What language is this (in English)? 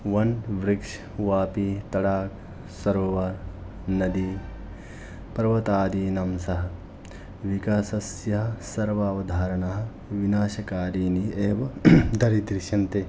Sanskrit